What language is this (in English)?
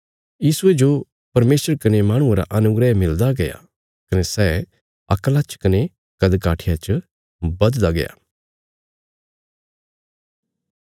Bilaspuri